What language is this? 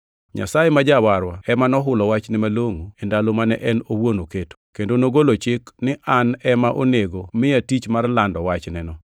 Luo (Kenya and Tanzania)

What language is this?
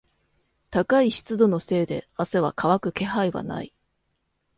Japanese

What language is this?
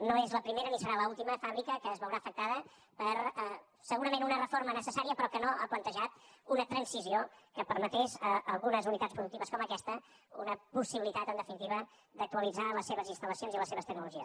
Catalan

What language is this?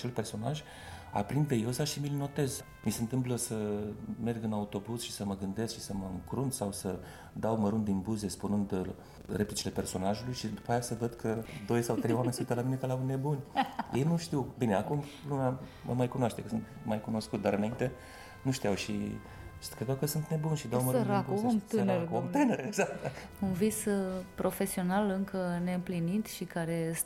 Romanian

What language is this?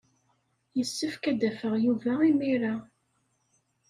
Kabyle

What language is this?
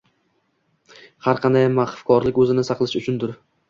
Uzbek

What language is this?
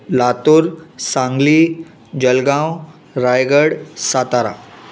Sindhi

